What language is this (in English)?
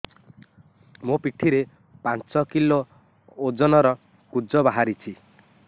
Odia